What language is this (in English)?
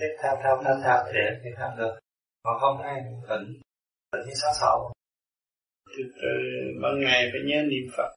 Vietnamese